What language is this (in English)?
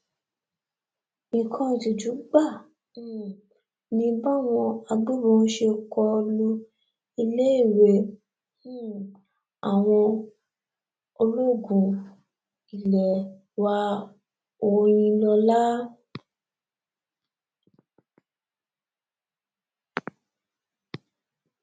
Yoruba